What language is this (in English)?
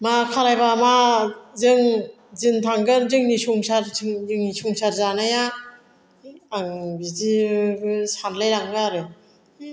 Bodo